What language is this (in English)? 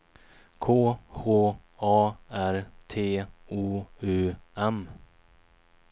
Swedish